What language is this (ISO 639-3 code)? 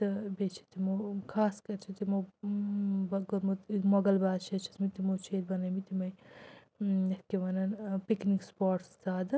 kas